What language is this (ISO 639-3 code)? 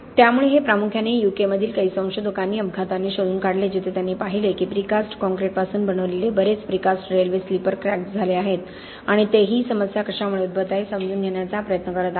mar